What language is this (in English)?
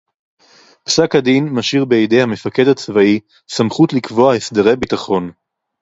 Hebrew